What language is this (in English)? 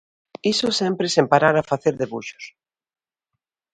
Galician